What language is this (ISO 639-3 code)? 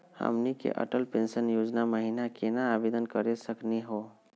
mag